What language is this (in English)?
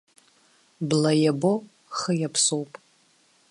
Abkhazian